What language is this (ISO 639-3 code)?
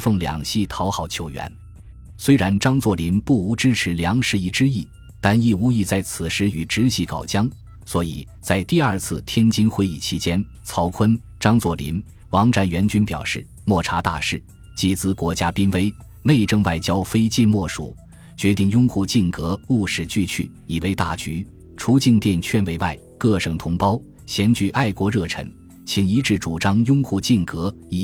zho